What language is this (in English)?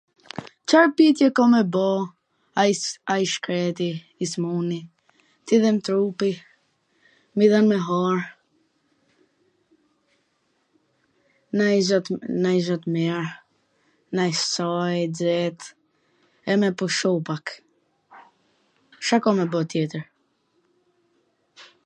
Gheg Albanian